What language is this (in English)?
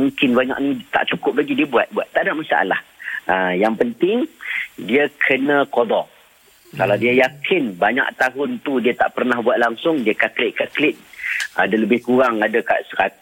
Malay